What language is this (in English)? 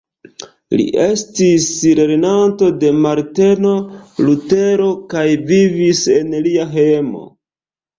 Esperanto